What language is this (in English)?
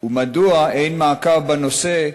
Hebrew